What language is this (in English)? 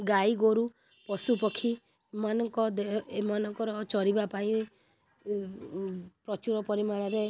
Odia